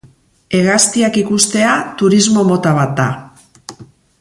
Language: Basque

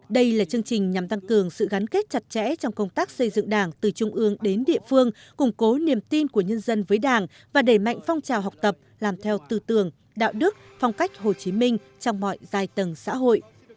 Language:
Vietnamese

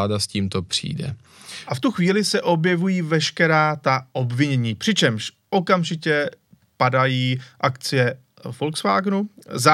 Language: Czech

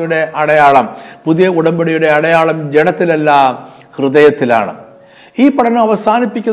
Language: Malayalam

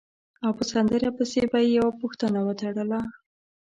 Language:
Pashto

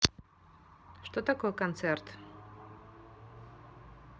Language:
Russian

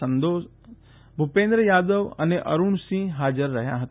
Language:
Gujarati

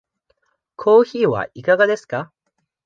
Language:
Japanese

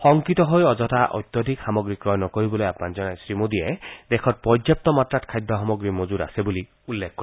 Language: Assamese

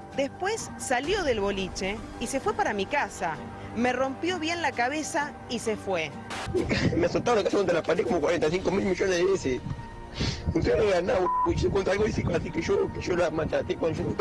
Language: Spanish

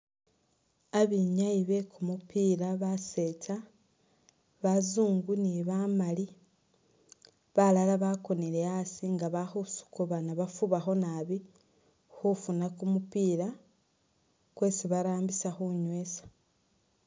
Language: Masaaba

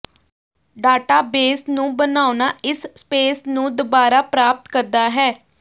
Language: Punjabi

